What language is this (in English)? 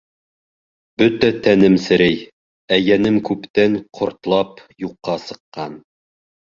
Bashkir